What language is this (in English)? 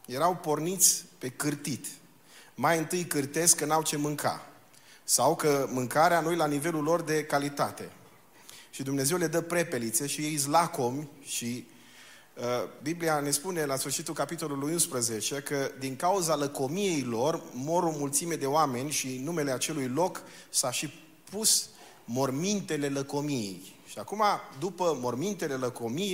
Romanian